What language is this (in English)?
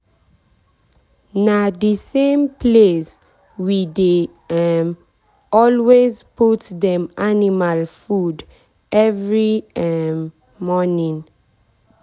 Nigerian Pidgin